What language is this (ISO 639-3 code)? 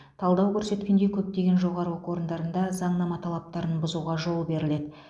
kaz